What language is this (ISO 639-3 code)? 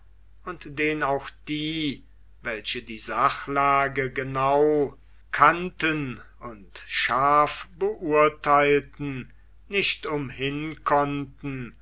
deu